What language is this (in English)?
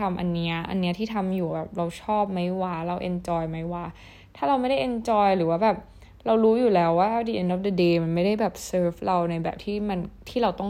Thai